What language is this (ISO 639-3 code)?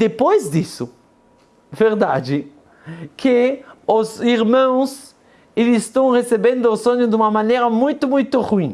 por